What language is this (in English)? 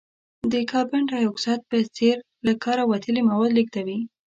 Pashto